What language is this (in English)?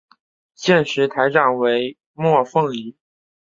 Chinese